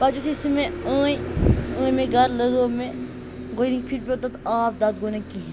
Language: Kashmiri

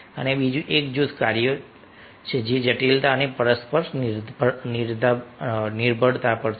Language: Gujarati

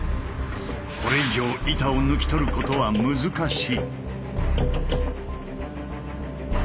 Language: Japanese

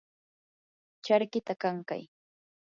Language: Yanahuanca Pasco Quechua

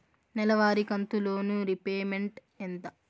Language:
Telugu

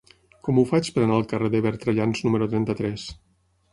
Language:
Catalan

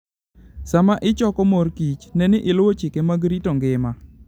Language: Luo (Kenya and Tanzania)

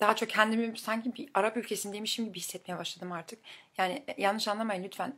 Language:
Turkish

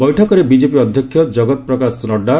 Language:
Odia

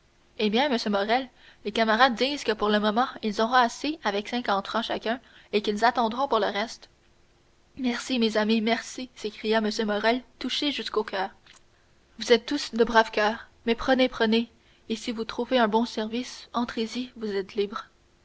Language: French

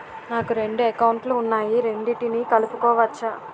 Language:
Telugu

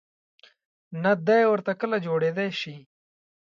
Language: Pashto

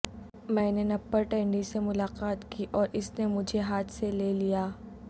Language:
Urdu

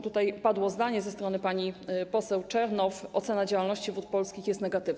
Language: Polish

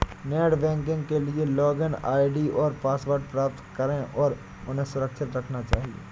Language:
Hindi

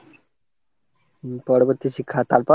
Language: Bangla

